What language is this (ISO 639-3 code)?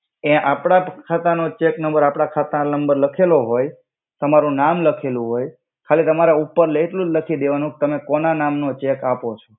guj